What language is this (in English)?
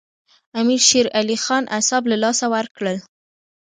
Pashto